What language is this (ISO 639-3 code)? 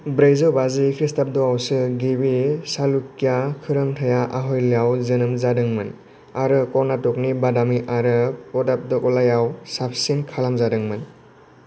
brx